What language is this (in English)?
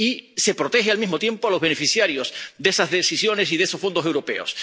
Spanish